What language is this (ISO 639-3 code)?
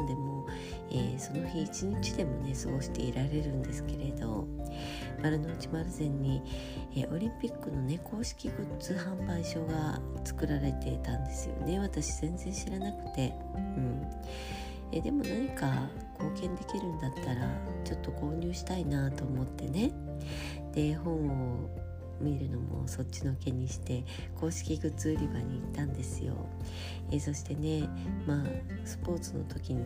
jpn